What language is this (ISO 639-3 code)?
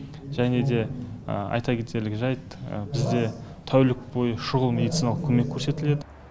kaz